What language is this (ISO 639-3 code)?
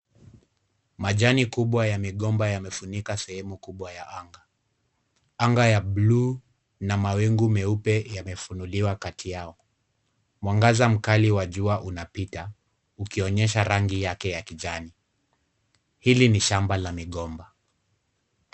swa